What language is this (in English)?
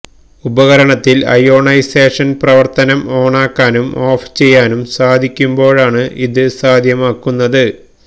Malayalam